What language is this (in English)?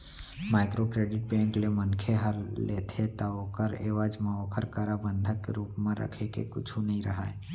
Chhattisgarhi